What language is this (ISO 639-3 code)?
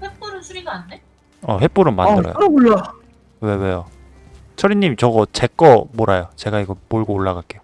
kor